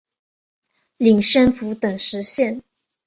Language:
Chinese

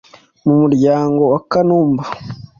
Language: Kinyarwanda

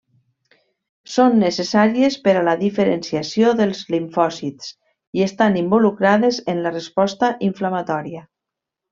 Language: Catalan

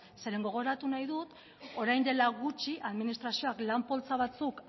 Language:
Basque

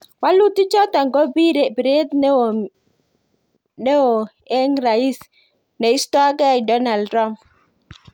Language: Kalenjin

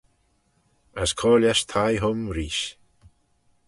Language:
Manx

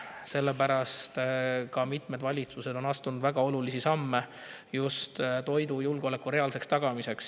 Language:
Estonian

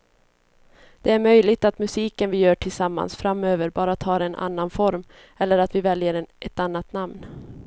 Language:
Swedish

